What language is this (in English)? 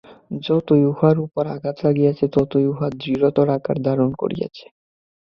Bangla